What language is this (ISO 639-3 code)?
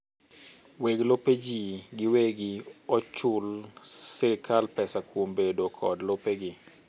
luo